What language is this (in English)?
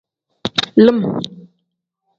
Tem